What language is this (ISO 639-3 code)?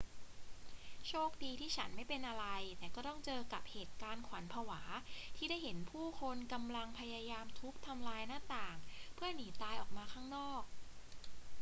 tha